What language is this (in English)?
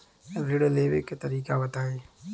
Bhojpuri